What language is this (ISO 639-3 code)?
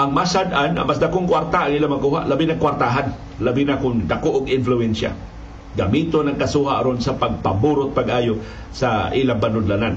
fil